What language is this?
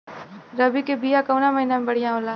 Bhojpuri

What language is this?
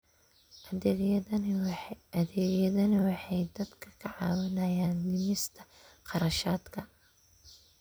Somali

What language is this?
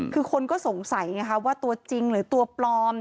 Thai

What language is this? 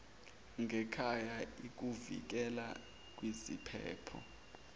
Zulu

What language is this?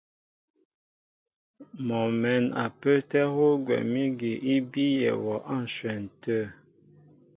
Mbo (Cameroon)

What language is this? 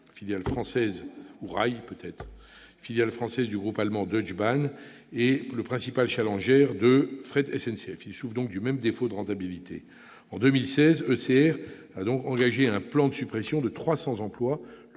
French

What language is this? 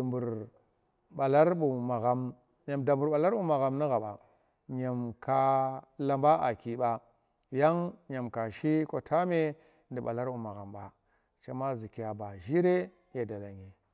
Tera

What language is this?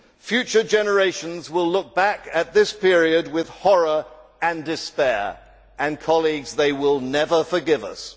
English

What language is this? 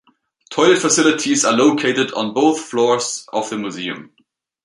English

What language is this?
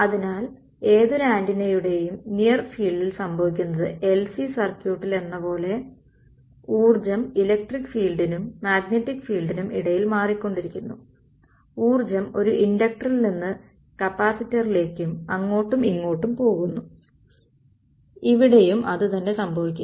Malayalam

